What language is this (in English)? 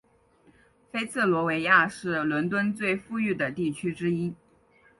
Chinese